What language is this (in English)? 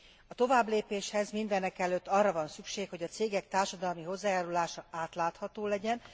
Hungarian